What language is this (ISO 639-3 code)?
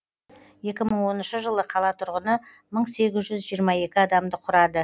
kaz